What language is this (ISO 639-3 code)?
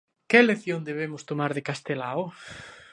glg